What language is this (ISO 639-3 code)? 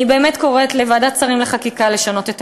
heb